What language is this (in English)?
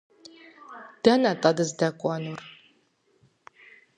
Kabardian